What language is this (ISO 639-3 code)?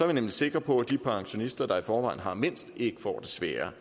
dan